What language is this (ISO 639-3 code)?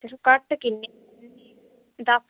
doi